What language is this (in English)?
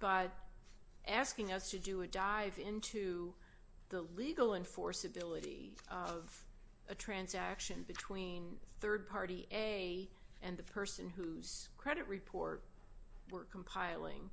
English